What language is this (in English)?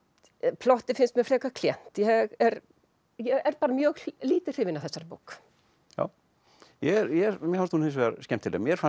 Icelandic